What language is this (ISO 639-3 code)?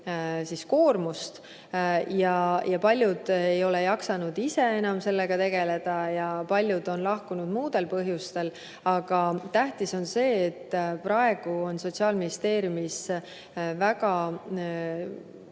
est